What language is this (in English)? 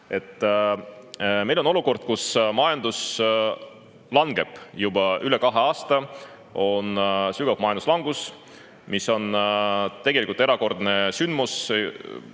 Estonian